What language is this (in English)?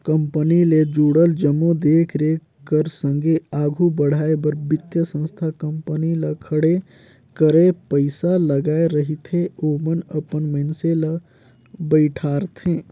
Chhattisgarhi